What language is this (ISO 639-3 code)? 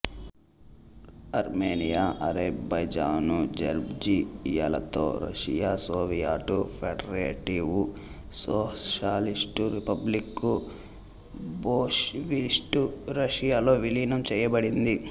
tel